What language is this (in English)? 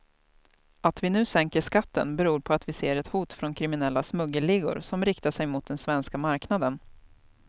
Swedish